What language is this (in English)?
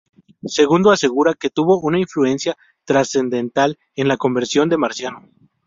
Spanish